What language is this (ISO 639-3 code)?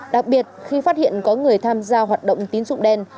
vie